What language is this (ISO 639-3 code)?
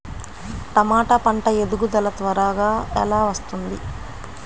tel